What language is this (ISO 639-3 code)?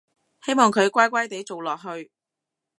yue